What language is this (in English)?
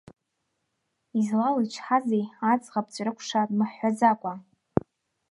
Abkhazian